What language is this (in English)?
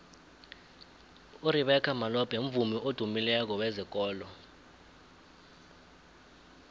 South Ndebele